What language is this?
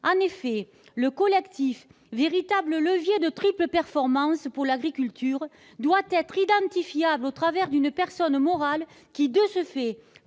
French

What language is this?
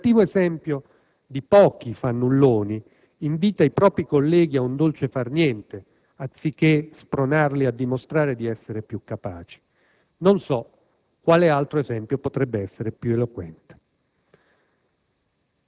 Italian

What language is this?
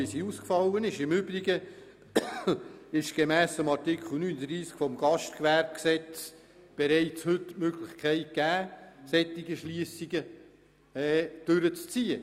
Swiss German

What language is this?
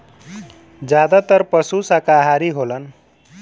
Bhojpuri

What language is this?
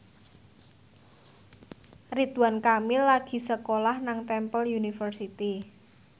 Javanese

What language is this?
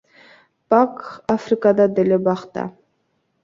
Kyrgyz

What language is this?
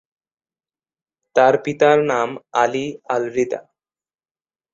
Bangla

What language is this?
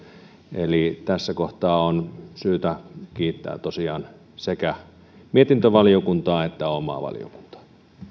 Finnish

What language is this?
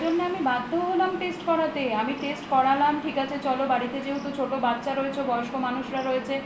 Bangla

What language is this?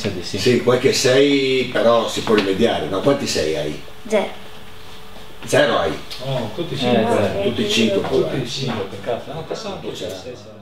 Italian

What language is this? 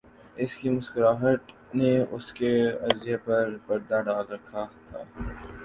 Urdu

